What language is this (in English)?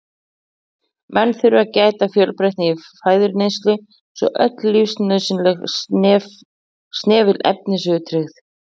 Icelandic